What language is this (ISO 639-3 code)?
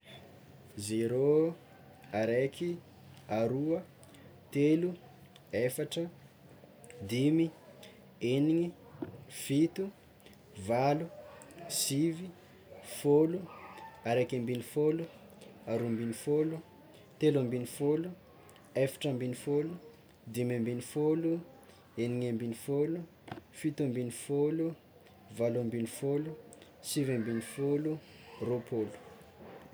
xmw